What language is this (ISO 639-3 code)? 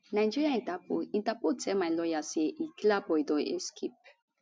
pcm